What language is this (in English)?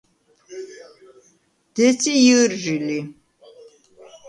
Svan